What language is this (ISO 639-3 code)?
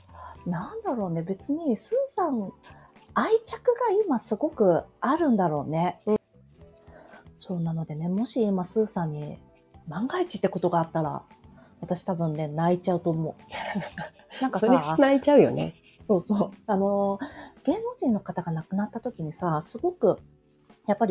jpn